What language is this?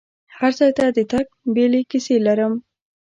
Pashto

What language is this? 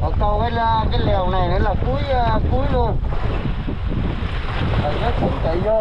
Vietnamese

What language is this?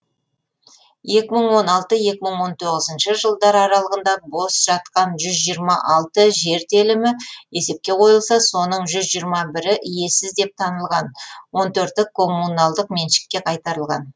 Kazakh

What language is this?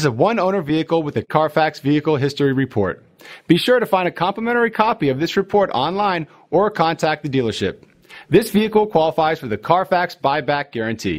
English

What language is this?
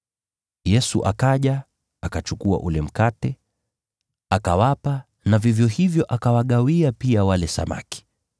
Swahili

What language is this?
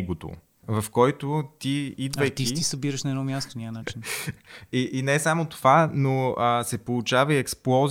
Bulgarian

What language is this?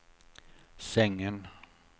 Swedish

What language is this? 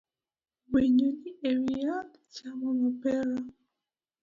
Luo (Kenya and Tanzania)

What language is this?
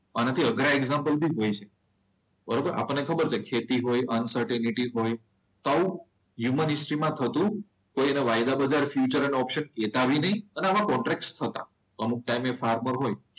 Gujarati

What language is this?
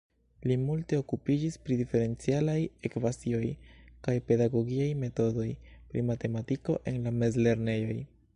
Esperanto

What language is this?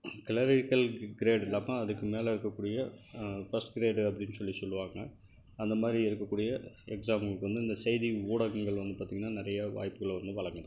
Tamil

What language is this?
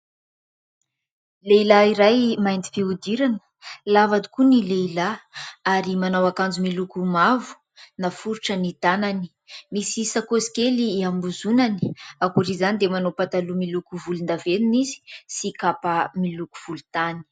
Malagasy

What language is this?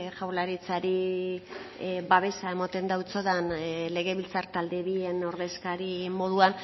Basque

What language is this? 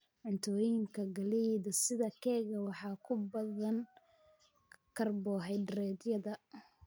Somali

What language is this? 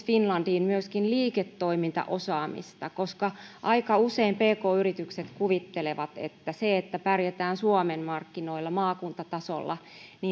Finnish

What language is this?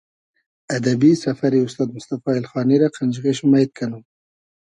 Hazaragi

